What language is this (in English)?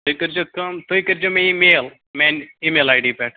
Kashmiri